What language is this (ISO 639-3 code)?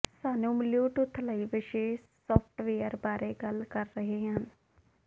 pan